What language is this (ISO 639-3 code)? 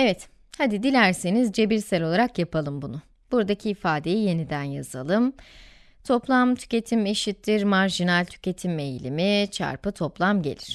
tur